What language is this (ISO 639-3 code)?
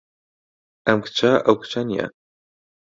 ckb